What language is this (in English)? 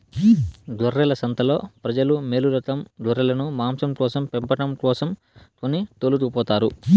Telugu